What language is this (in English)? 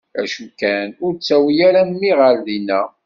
Kabyle